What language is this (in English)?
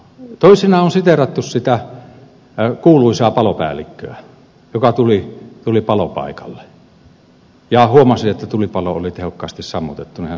Finnish